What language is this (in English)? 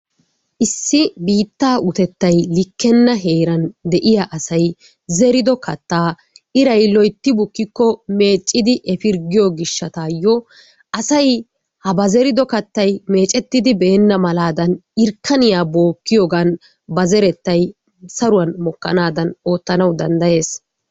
Wolaytta